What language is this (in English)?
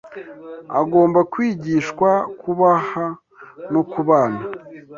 Kinyarwanda